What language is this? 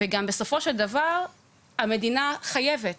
Hebrew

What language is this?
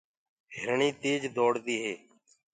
Gurgula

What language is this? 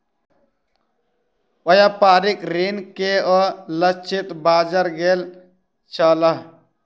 Maithili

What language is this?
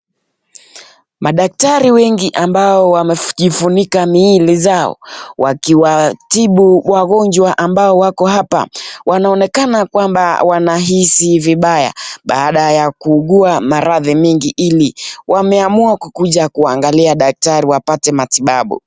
Swahili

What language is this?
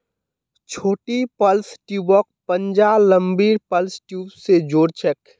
Magahi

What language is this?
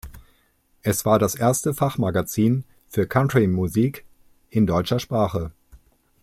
German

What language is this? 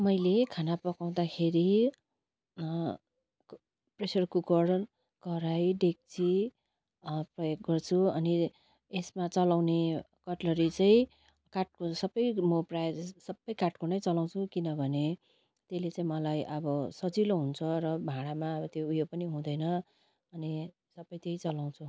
Nepali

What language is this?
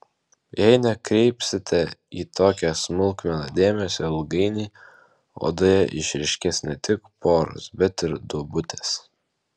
Lithuanian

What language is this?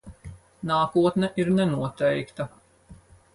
Latvian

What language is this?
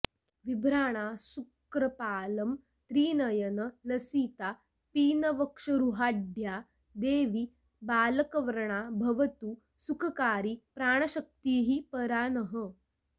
Sanskrit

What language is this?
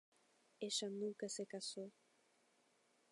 Spanish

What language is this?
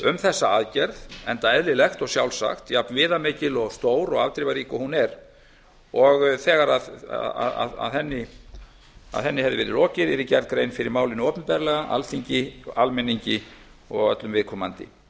Icelandic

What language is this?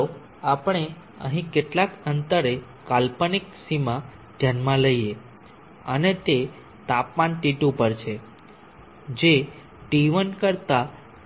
Gujarati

